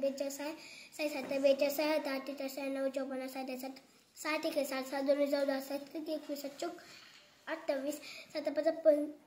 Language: Romanian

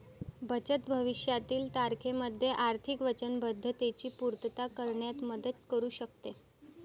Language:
Marathi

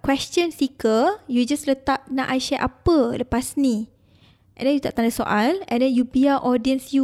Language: Malay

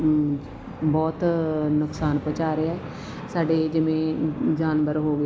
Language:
Punjabi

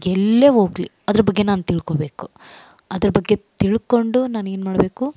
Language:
Kannada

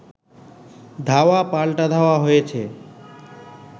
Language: Bangla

